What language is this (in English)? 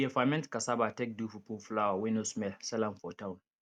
Nigerian Pidgin